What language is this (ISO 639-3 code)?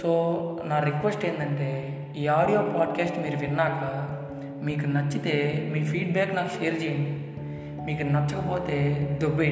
tel